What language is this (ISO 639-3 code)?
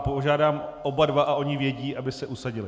ces